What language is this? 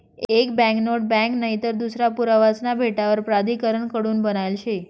Marathi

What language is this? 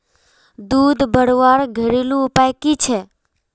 Magahi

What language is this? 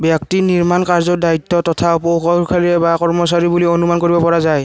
Assamese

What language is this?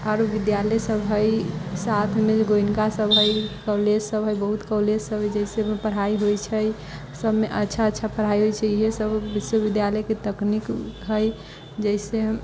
Maithili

